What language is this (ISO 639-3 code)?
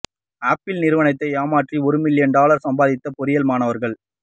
tam